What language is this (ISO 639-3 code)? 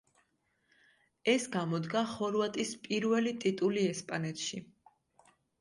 kat